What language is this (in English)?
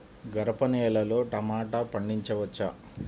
Telugu